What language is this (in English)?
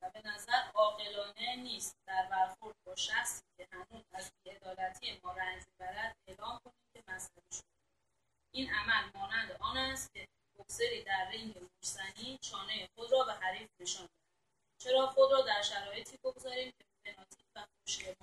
Persian